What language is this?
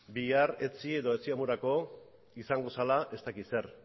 Basque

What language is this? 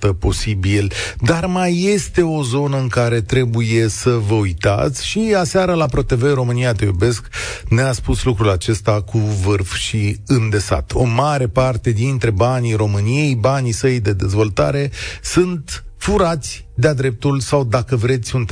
Romanian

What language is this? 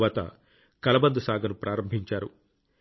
Telugu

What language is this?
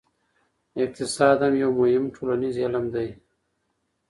Pashto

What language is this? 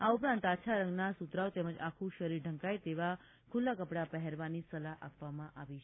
Gujarati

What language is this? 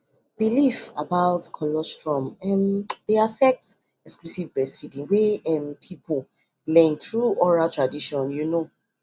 Nigerian Pidgin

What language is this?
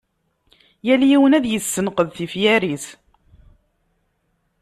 Kabyle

